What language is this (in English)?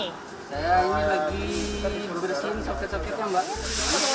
Indonesian